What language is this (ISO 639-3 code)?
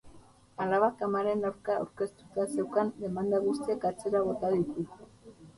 eus